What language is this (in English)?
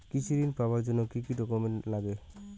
Bangla